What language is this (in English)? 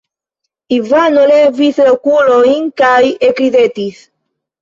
Esperanto